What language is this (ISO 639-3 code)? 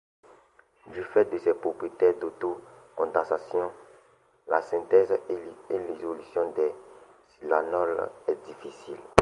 fra